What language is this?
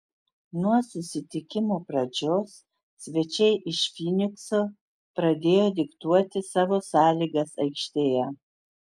Lithuanian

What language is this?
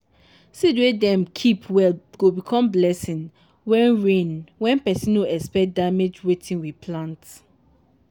Nigerian Pidgin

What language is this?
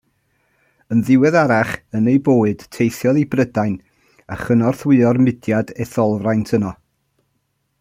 Welsh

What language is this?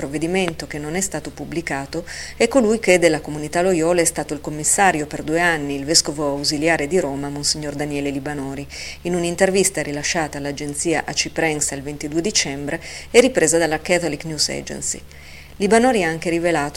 Italian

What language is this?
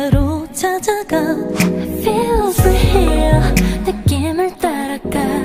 Korean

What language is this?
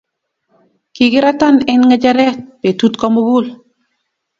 Kalenjin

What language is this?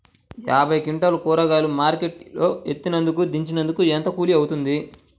Telugu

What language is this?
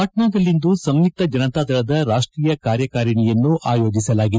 Kannada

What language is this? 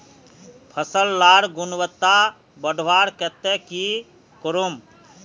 Magahi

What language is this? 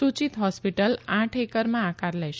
Gujarati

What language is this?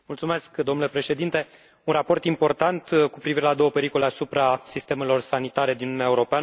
Romanian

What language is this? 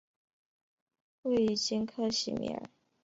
Chinese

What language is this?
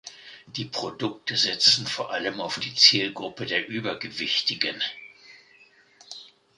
German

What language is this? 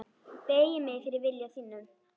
Icelandic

